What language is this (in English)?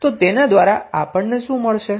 Gujarati